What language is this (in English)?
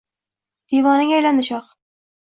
Uzbek